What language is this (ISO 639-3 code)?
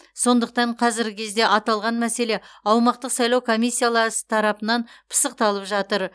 kaz